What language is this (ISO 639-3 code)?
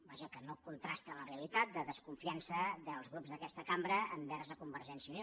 cat